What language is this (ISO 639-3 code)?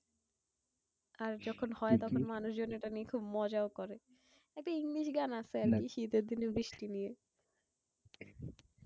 ben